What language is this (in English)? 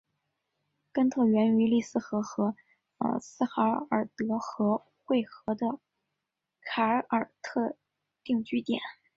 Chinese